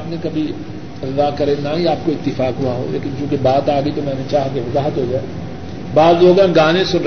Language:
Urdu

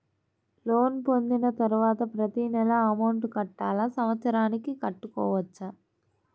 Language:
Telugu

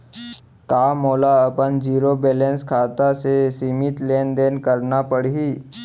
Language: Chhattisgarhi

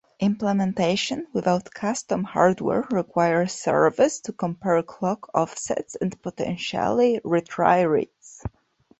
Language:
English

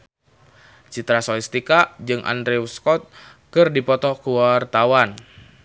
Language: Sundanese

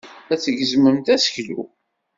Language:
Kabyle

